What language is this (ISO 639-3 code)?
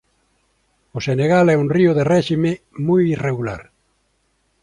glg